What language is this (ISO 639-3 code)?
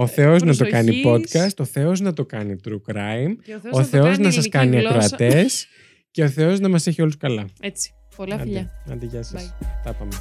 ell